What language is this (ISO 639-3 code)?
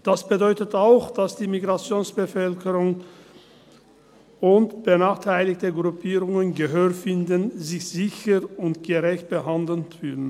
gsw